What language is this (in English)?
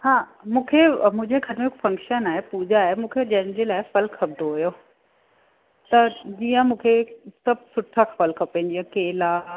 Sindhi